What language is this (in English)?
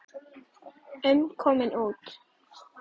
Icelandic